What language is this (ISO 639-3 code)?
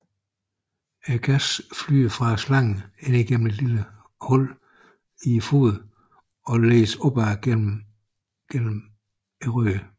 dan